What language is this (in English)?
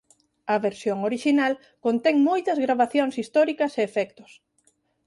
Galician